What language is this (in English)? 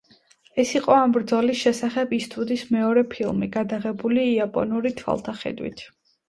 Georgian